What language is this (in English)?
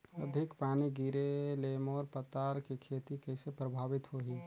Chhattisgarhi